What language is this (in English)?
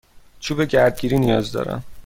Persian